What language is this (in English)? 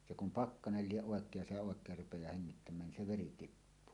Finnish